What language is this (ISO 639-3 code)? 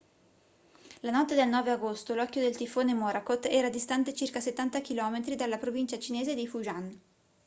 ita